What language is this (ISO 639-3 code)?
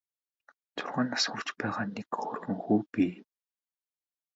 mon